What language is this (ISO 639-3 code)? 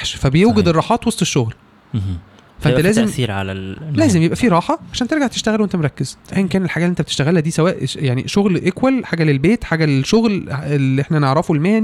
ara